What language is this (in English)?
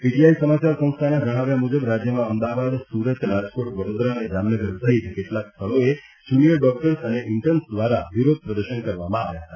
Gujarati